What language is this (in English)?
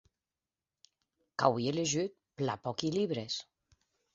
Occitan